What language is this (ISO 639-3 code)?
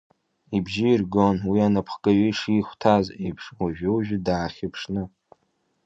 abk